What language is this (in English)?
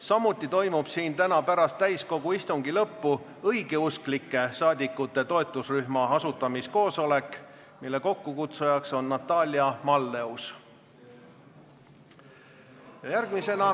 Estonian